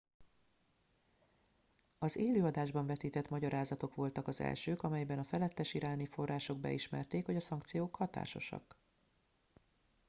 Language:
Hungarian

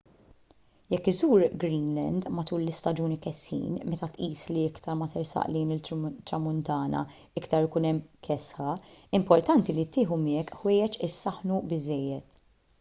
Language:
Maltese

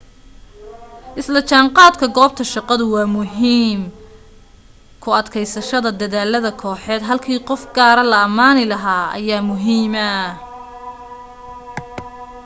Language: Somali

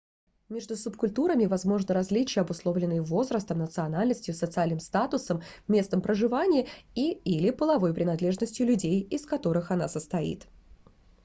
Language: Russian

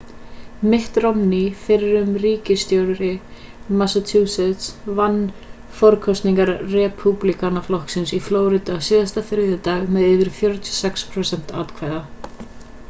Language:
Icelandic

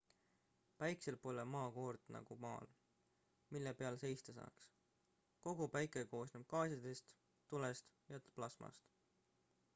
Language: Estonian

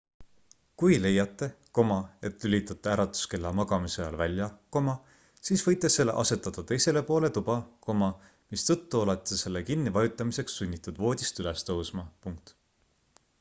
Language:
Estonian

